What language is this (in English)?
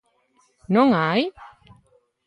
Galician